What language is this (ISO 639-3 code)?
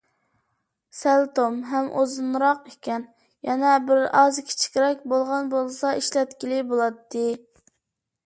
uig